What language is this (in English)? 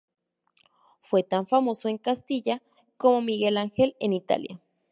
Spanish